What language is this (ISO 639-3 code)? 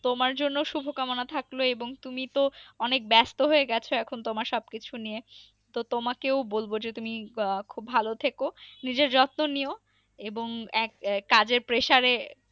ben